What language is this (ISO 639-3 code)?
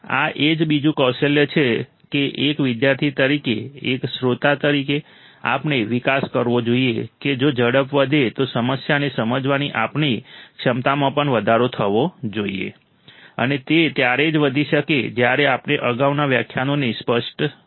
guj